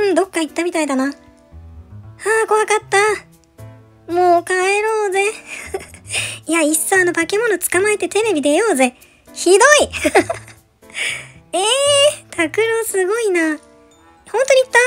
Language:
Japanese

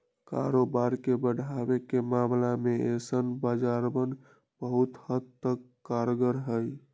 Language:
Magahi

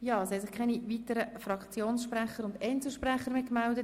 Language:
Swiss German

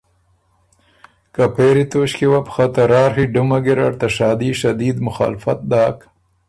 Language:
Ormuri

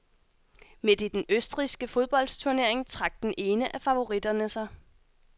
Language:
Danish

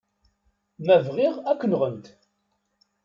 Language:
Kabyle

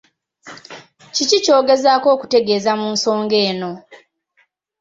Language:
Ganda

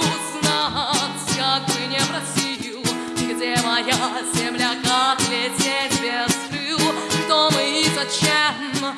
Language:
Russian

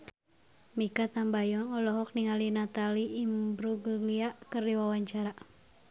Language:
Sundanese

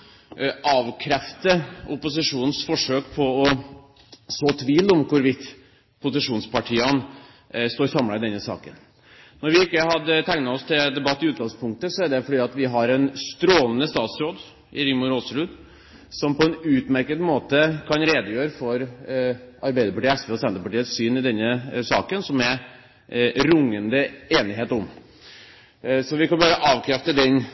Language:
Norwegian Bokmål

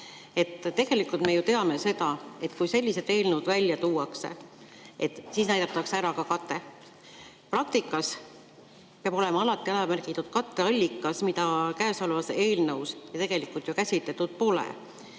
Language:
Estonian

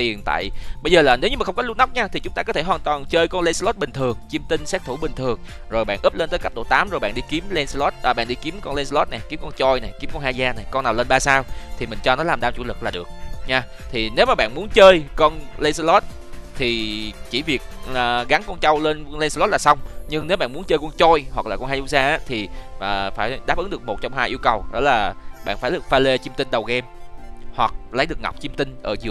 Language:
Vietnamese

